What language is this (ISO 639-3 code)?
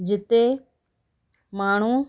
snd